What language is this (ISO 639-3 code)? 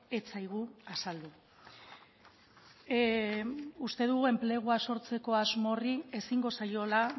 eus